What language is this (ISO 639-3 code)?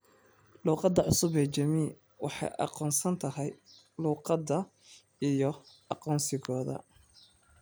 som